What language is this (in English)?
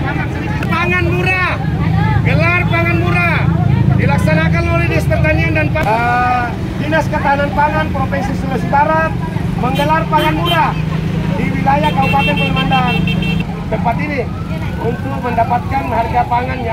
Indonesian